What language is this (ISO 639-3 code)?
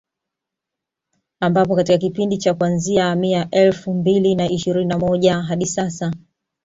swa